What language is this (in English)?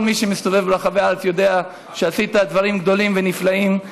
Hebrew